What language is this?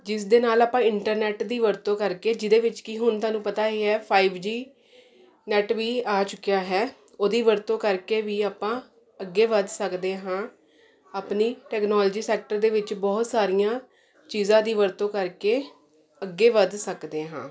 Punjabi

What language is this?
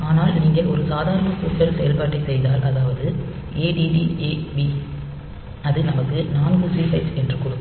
Tamil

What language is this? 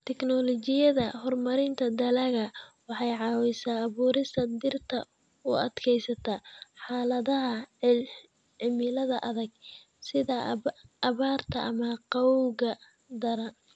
Somali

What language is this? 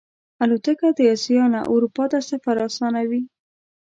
Pashto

